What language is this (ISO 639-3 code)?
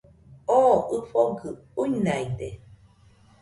hux